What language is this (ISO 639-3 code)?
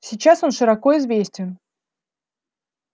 rus